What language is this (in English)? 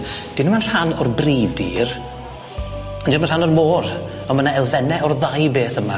Welsh